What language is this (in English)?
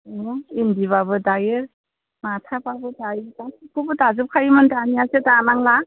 Bodo